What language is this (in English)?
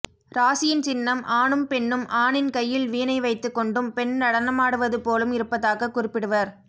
Tamil